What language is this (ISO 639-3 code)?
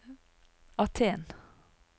nor